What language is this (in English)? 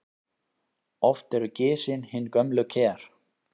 Icelandic